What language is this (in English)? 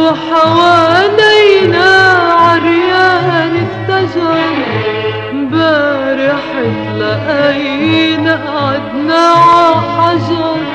Arabic